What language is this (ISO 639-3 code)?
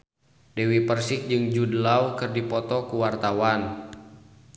sun